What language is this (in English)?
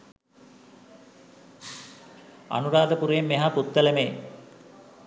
Sinhala